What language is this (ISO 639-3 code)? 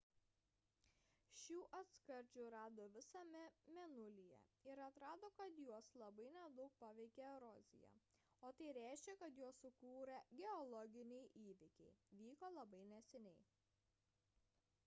lit